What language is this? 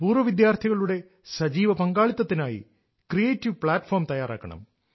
Malayalam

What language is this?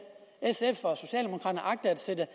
Danish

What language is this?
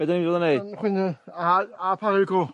Welsh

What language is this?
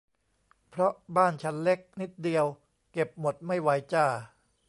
Thai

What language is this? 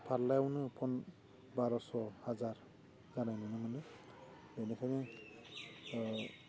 Bodo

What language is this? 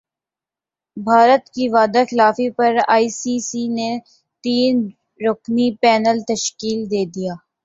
Urdu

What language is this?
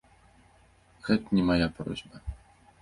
Belarusian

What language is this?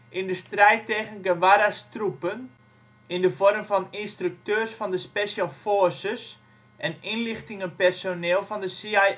Dutch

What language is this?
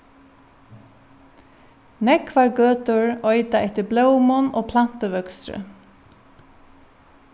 Faroese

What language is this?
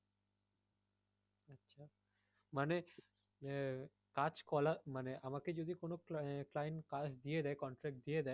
Bangla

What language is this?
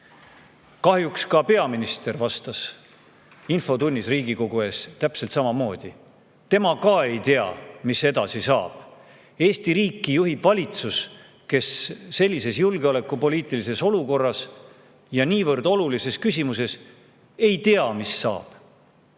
Estonian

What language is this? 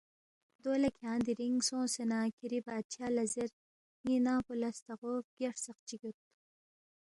Balti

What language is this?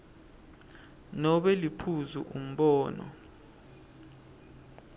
Swati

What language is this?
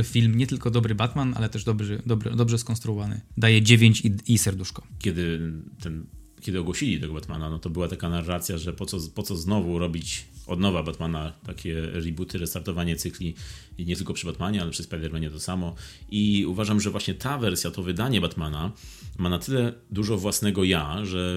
Polish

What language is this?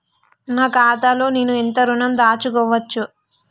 Telugu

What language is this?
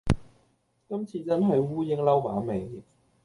Cantonese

